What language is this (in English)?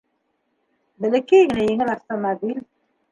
Bashkir